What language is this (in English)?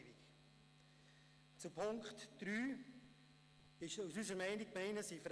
Swiss German